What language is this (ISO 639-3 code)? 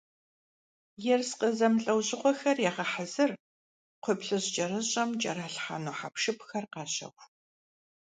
kbd